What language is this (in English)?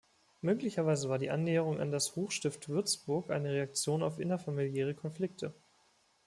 German